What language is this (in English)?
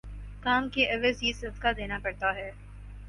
Urdu